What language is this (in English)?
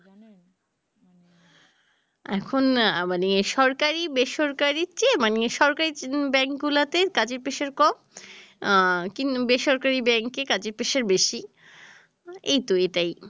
Bangla